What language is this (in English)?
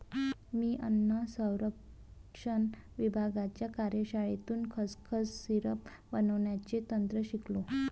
Marathi